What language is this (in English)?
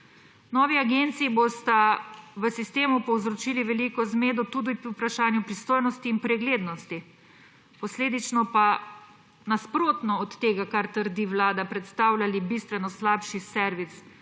Slovenian